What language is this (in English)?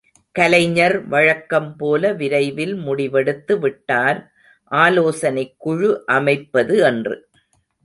Tamil